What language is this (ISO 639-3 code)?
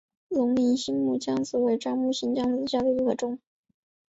zho